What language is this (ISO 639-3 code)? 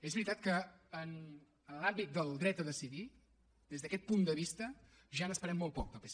cat